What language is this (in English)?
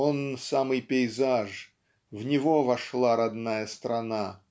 Russian